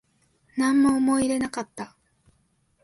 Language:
Japanese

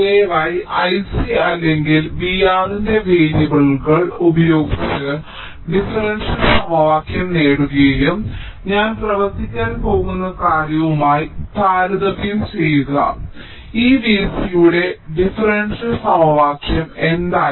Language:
Malayalam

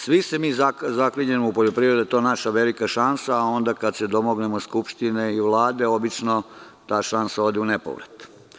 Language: Serbian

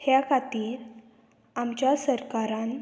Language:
Konkani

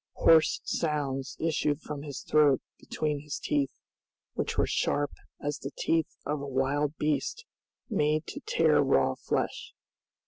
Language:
English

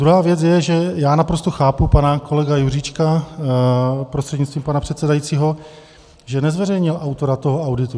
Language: Czech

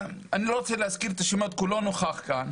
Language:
Hebrew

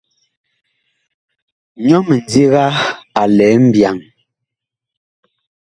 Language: Bakoko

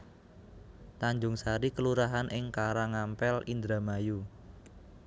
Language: Javanese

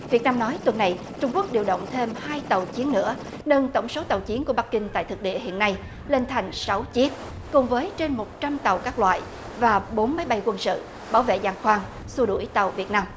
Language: Vietnamese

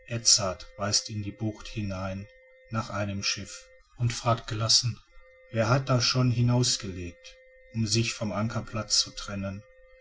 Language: German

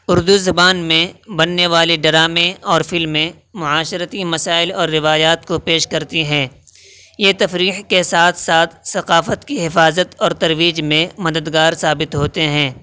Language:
Urdu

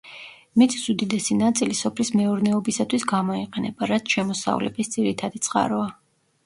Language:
Georgian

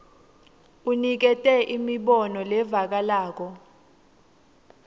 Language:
Swati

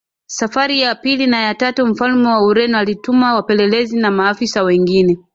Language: Swahili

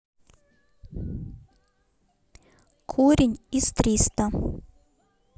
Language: Russian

